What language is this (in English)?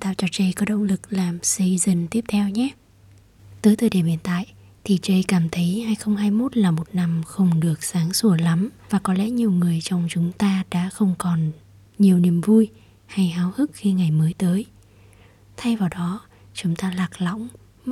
Vietnamese